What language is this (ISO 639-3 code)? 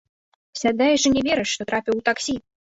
bel